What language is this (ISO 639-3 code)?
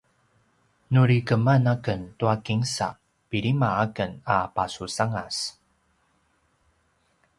pwn